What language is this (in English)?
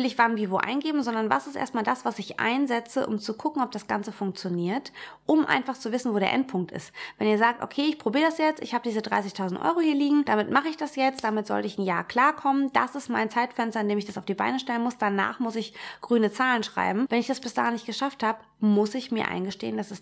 German